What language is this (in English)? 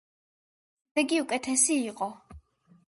Georgian